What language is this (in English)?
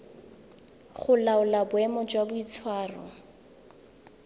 Tswana